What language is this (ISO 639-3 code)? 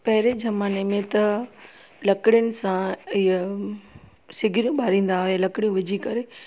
snd